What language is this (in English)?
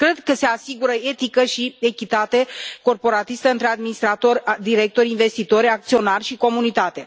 Romanian